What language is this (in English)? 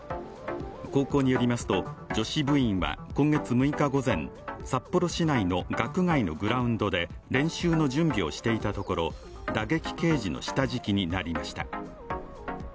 Japanese